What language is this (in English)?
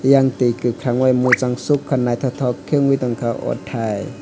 Kok Borok